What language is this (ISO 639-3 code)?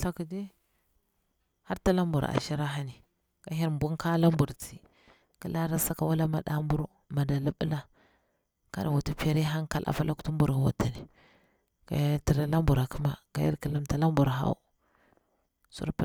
bwr